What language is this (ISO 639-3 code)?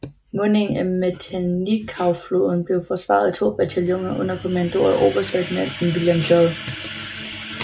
dan